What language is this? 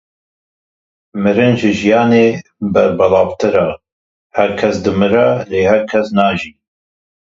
Kurdish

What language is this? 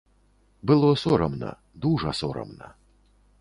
Belarusian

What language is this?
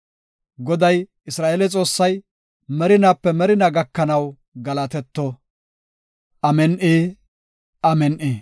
Gofa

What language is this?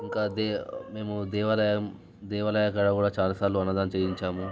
Telugu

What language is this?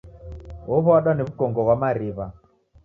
Taita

